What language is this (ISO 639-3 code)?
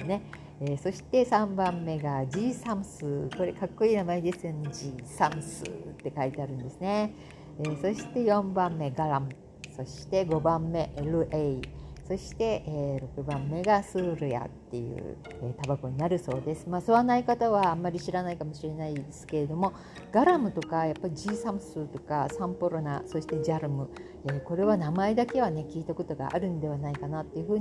jpn